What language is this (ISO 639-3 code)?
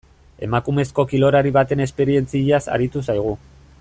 eus